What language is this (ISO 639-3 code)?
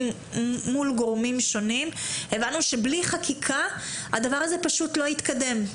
heb